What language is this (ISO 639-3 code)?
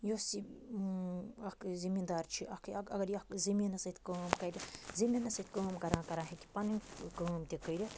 kas